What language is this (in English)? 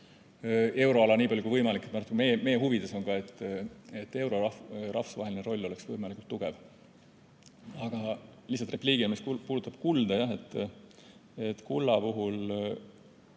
Estonian